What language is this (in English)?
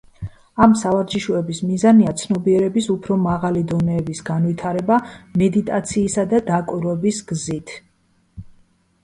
Georgian